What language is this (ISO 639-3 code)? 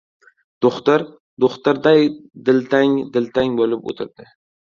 uzb